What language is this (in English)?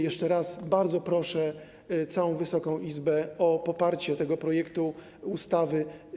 Polish